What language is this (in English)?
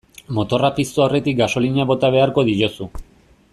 Basque